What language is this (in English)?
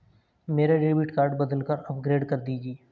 Hindi